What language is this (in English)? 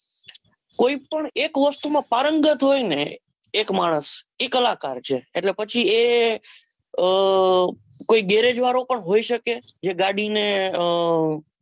Gujarati